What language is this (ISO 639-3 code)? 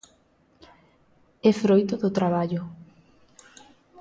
glg